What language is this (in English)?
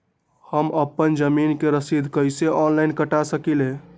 Magahi